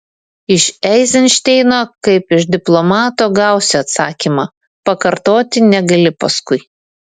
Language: Lithuanian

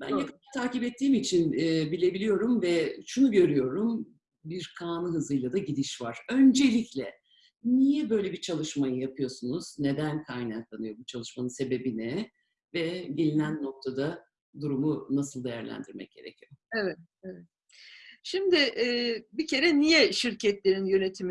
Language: Turkish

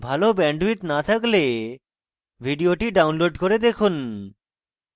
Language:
Bangla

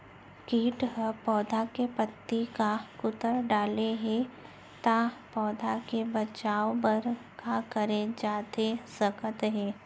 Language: Chhattisgarhi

